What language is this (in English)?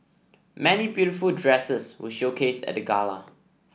English